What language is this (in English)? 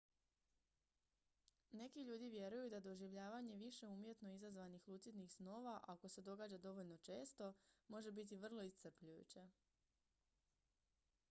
Croatian